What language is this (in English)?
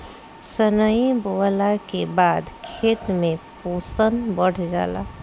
Bhojpuri